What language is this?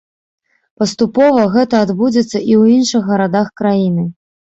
Belarusian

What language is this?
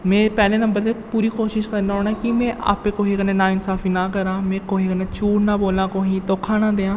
Dogri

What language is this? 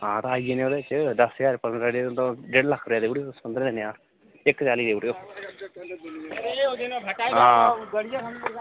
Dogri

